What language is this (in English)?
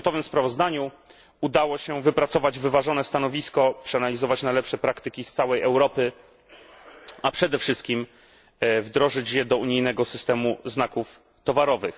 Polish